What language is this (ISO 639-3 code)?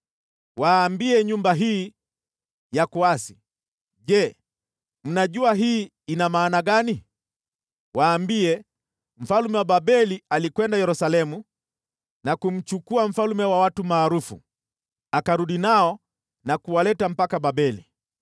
swa